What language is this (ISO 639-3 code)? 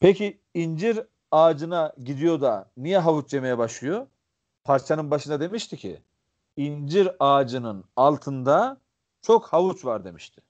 tur